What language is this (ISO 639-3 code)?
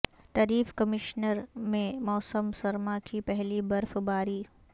urd